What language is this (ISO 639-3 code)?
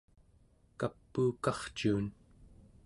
esu